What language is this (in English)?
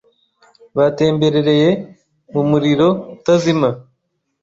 Kinyarwanda